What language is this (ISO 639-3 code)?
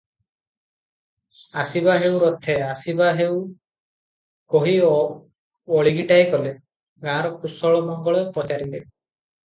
ori